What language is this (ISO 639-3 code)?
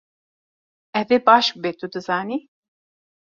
kur